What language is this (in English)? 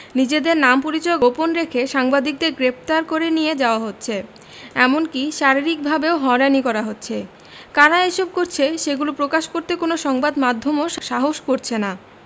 Bangla